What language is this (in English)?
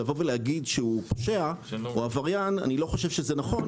Hebrew